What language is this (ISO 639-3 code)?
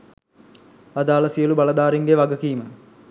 sin